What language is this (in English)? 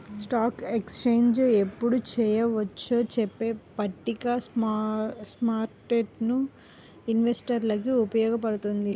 Telugu